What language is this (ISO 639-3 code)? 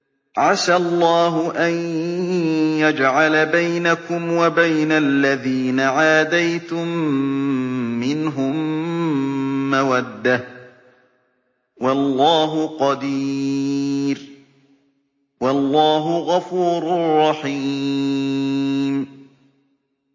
ara